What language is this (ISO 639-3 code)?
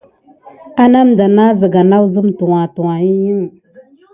gid